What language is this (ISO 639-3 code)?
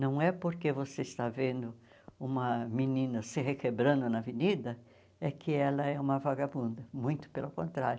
por